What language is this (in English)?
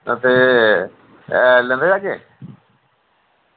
Dogri